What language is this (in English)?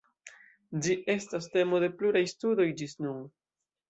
Esperanto